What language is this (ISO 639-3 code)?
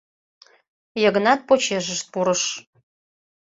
chm